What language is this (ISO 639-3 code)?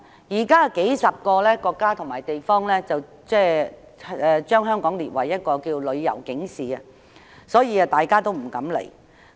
yue